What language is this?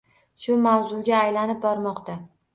Uzbek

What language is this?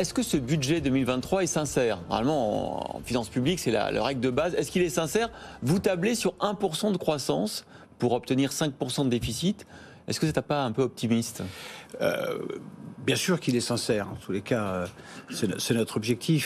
French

